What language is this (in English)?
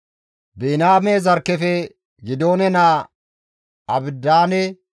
Gamo